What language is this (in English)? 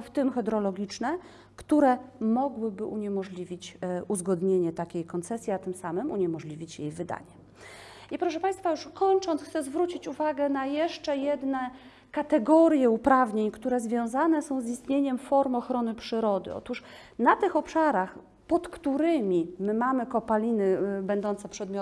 Polish